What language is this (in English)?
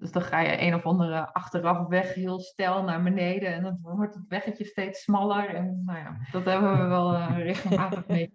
Dutch